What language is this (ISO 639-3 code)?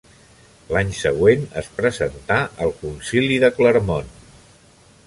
cat